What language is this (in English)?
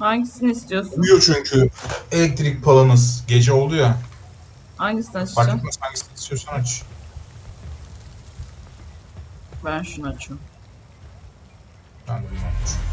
Turkish